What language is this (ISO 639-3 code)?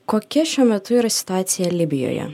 lit